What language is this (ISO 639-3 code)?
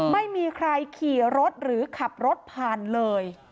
tha